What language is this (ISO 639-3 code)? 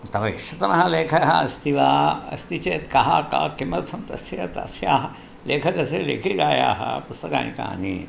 san